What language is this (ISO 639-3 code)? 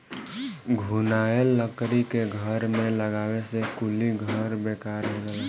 bho